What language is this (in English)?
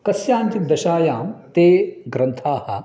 Sanskrit